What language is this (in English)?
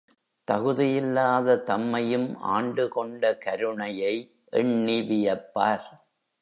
Tamil